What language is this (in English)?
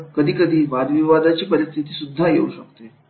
Marathi